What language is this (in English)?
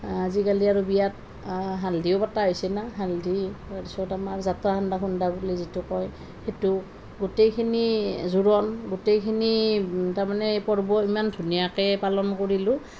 Assamese